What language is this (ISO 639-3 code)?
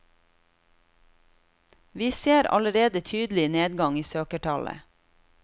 nor